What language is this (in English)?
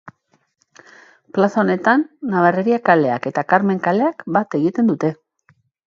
Basque